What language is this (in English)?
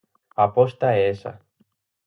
Galician